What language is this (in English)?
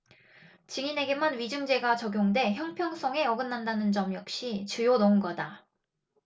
Korean